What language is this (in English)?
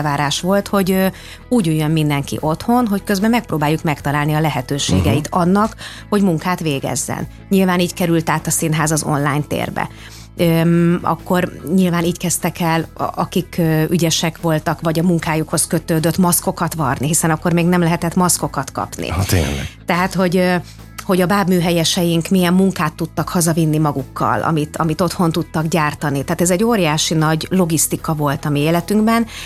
Hungarian